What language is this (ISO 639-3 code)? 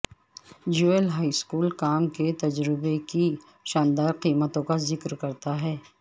urd